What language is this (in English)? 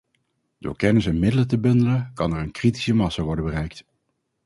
Dutch